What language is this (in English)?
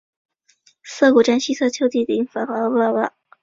Chinese